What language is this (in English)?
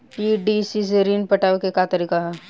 Bhojpuri